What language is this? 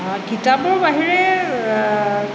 Assamese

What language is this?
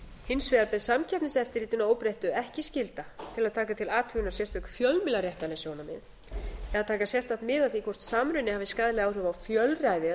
Icelandic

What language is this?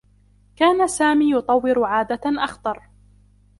Arabic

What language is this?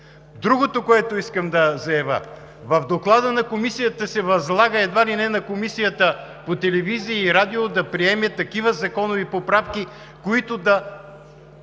Bulgarian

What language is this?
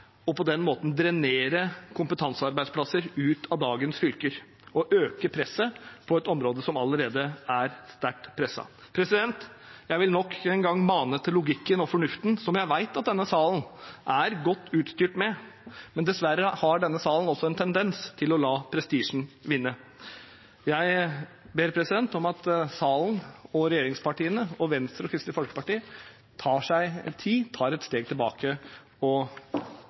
Norwegian Bokmål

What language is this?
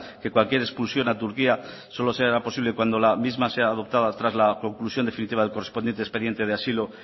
Spanish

